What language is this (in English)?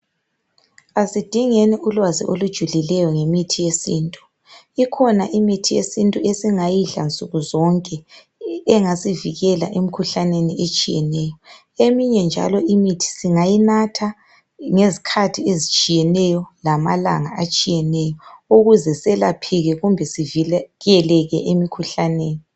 North Ndebele